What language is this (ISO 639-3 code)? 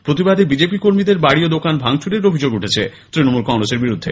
ben